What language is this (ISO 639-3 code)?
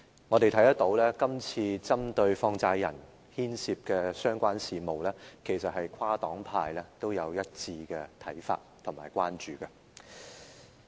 yue